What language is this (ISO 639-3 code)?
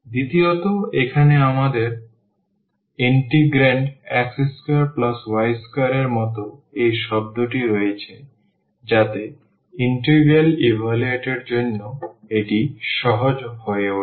ben